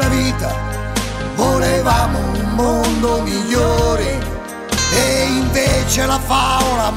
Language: Italian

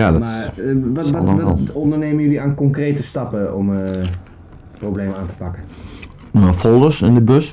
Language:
Dutch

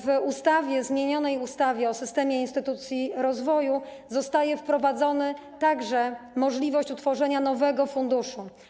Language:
Polish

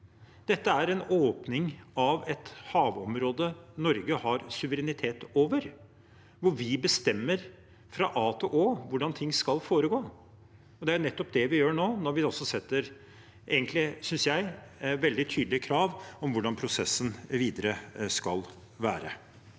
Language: Norwegian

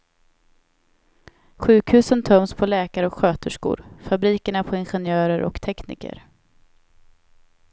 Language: Swedish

